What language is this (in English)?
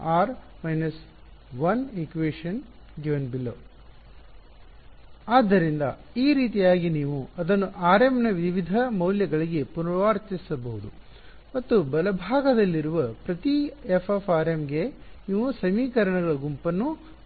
Kannada